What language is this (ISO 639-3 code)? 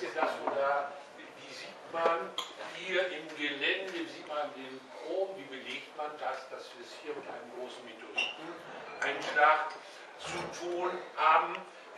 deu